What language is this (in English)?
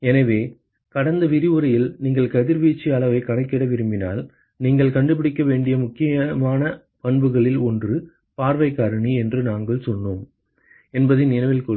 Tamil